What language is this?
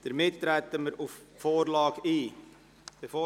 Swiss German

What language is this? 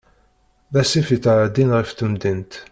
Kabyle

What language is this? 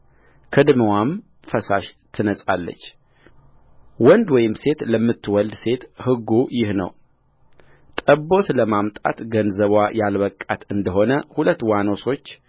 Amharic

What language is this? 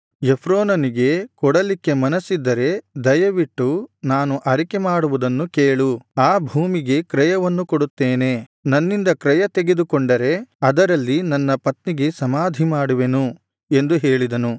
Kannada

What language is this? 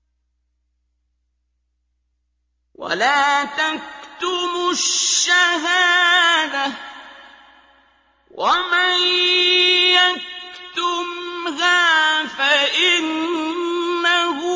Arabic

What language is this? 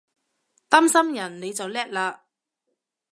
Cantonese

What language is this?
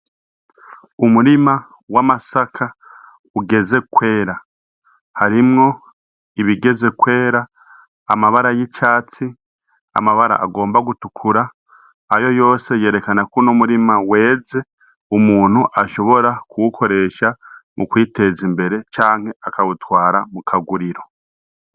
Rundi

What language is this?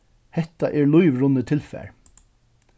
Faroese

